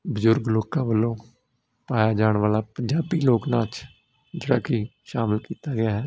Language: Punjabi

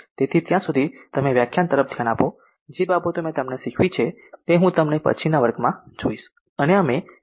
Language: Gujarati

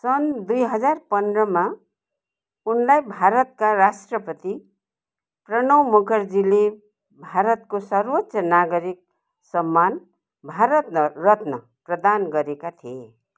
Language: Nepali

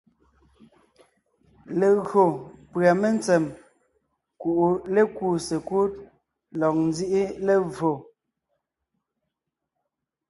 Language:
Ngiemboon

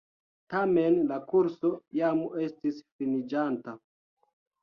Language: Esperanto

